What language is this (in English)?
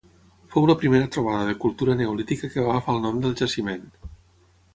Catalan